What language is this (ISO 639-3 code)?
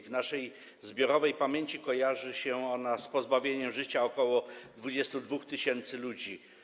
pol